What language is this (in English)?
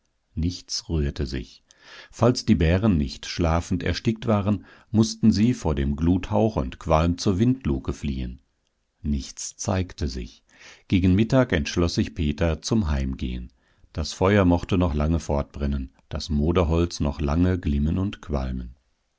German